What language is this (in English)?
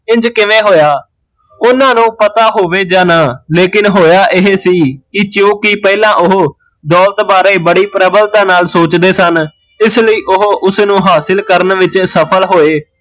Punjabi